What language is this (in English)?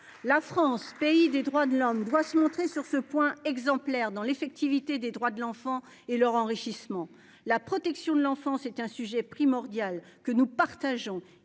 French